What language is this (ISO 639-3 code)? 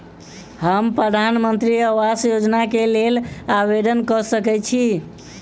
mai